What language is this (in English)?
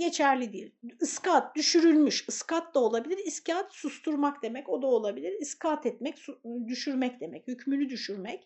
Turkish